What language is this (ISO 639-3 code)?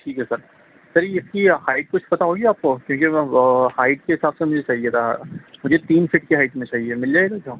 urd